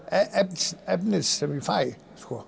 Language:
Icelandic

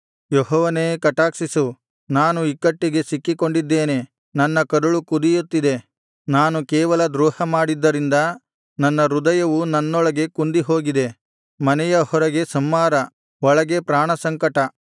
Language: Kannada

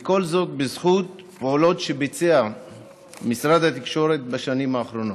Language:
Hebrew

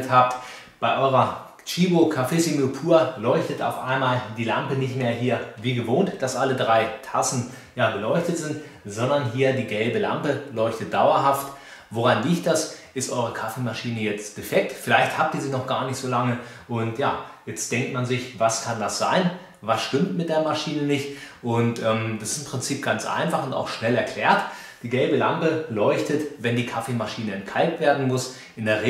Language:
German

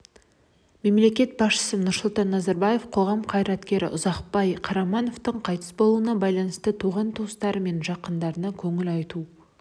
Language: Kazakh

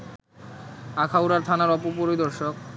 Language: Bangla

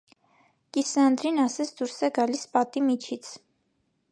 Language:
Armenian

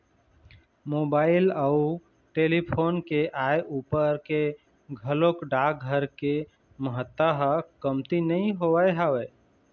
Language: Chhattisgarhi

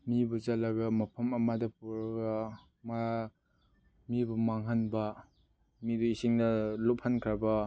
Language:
Manipuri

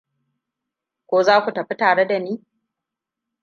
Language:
Hausa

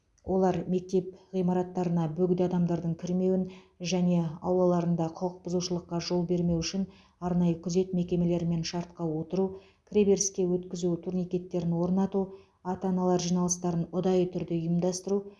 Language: Kazakh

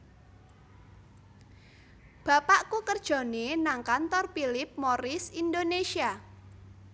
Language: Javanese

